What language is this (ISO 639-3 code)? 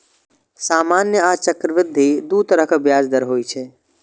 mai